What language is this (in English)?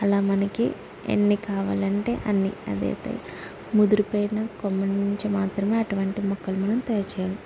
Telugu